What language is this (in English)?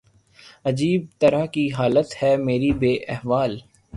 Urdu